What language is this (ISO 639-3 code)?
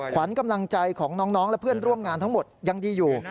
tha